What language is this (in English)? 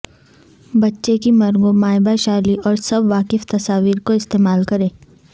Urdu